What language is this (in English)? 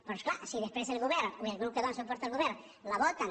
Catalan